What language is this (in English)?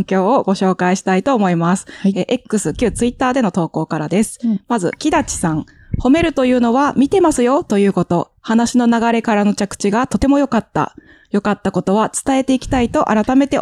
Japanese